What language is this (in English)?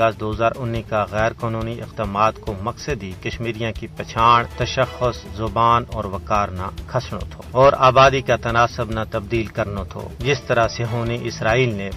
Urdu